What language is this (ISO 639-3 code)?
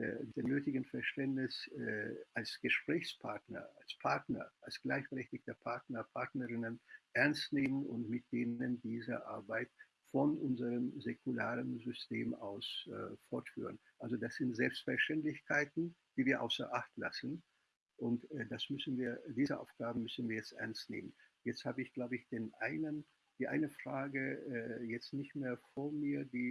deu